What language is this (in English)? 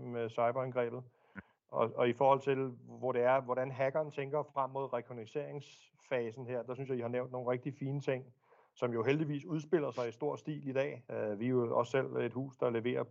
Danish